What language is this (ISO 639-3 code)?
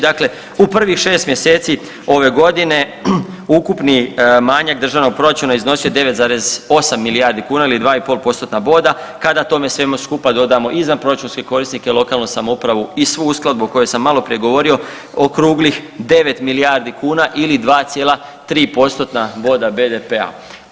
hrv